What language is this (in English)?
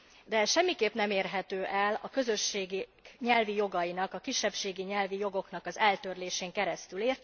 Hungarian